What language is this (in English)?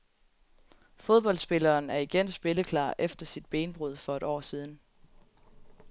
Danish